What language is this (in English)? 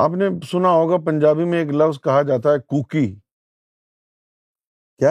Urdu